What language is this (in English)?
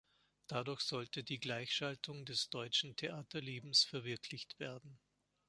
German